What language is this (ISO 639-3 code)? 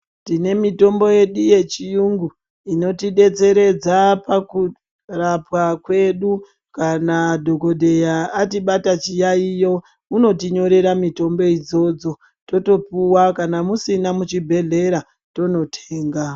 ndc